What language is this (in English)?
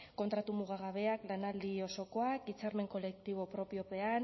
Basque